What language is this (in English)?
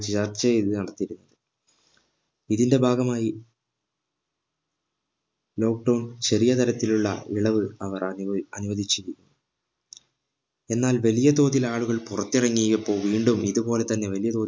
Malayalam